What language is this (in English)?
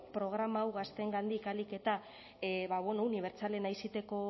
Basque